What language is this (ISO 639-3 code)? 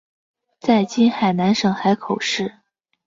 zho